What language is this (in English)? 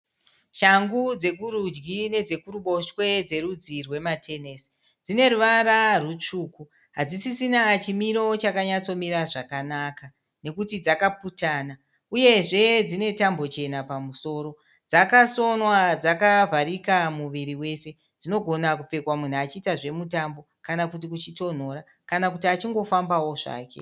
Shona